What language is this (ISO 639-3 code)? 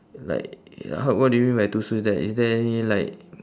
eng